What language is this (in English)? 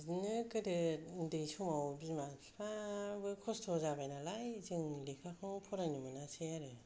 Bodo